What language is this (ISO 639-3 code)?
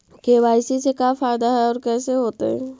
mag